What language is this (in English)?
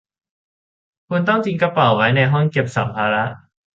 Thai